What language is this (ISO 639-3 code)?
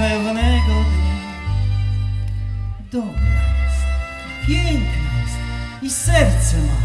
pol